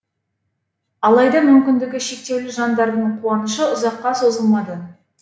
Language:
Kazakh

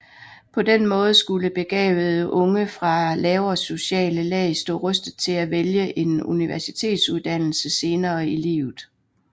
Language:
Danish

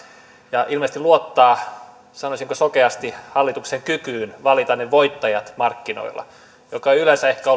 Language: Finnish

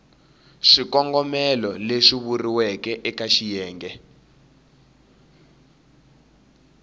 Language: Tsonga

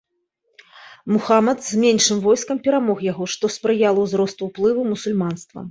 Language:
Belarusian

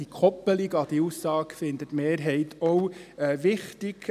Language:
Swiss German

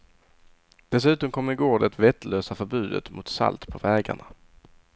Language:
Swedish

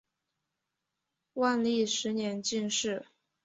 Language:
Chinese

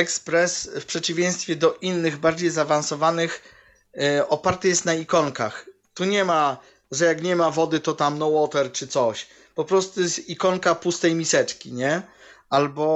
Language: Polish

